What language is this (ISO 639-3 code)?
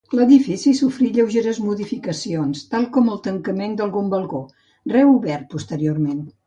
cat